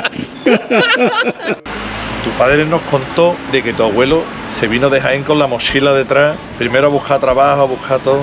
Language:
Spanish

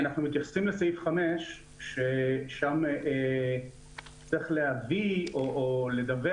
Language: Hebrew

